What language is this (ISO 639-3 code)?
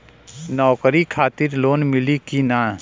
bho